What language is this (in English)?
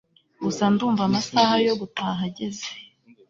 Kinyarwanda